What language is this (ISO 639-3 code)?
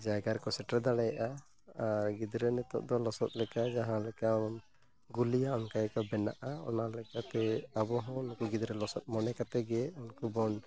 sat